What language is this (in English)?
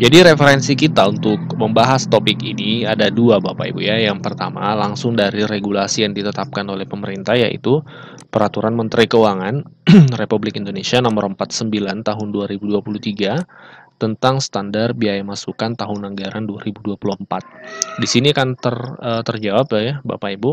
Indonesian